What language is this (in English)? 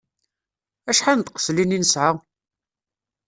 Kabyle